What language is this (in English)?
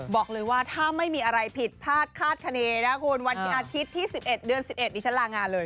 Thai